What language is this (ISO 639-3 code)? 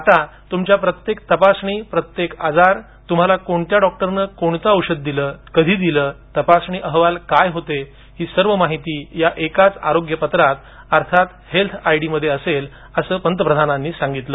mar